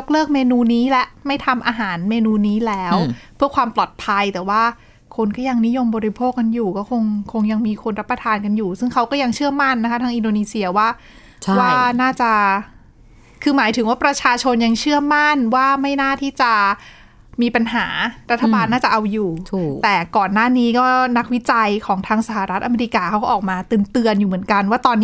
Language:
Thai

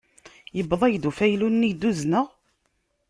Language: Kabyle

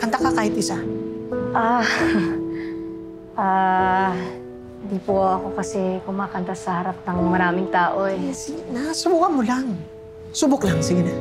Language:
Filipino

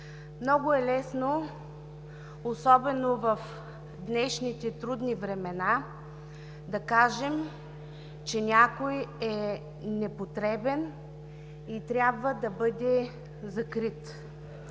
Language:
Bulgarian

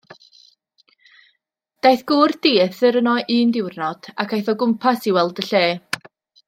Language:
Welsh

